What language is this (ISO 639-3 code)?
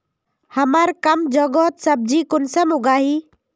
mag